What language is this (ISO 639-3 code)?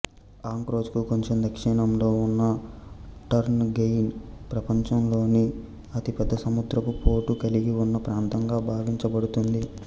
tel